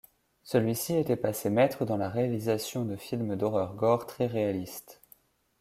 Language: French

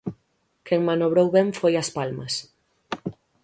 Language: Galician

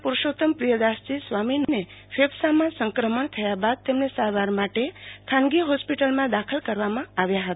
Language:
Gujarati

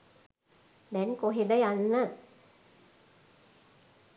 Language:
Sinhala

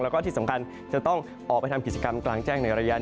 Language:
Thai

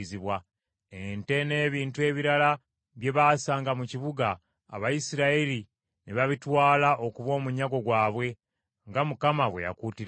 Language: Ganda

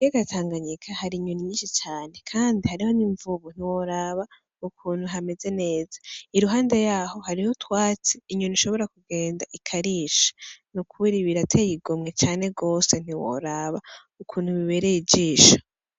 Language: Rundi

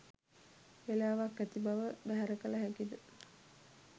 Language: Sinhala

